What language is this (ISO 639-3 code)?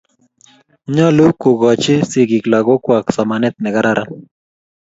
kln